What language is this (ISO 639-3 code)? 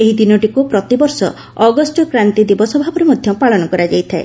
ori